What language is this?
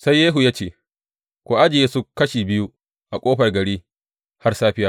Hausa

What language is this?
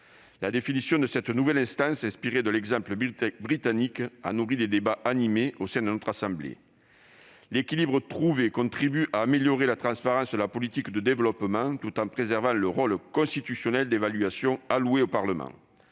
French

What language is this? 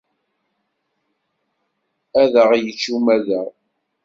Kabyle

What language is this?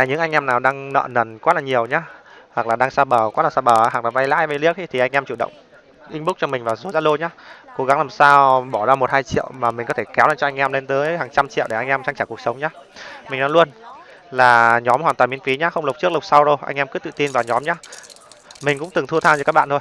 Vietnamese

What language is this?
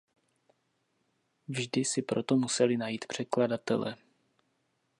Czech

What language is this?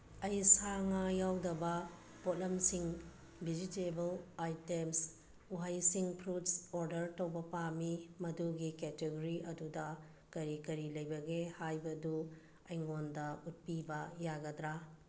Manipuri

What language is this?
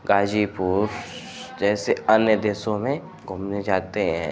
Hindi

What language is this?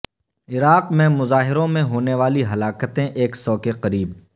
Urdu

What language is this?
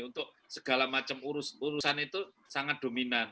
Indonesian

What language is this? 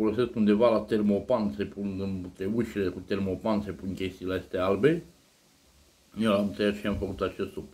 Romanian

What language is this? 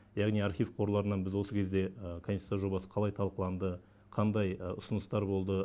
Kazakh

